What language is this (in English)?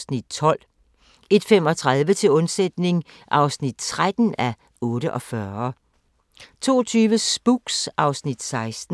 Danish